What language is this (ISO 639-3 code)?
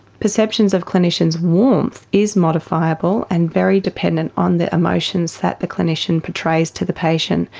eng